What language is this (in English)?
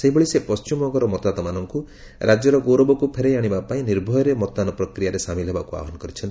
Odia